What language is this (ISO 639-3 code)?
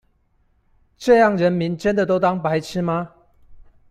zho